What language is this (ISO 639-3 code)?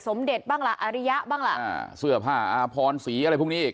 tha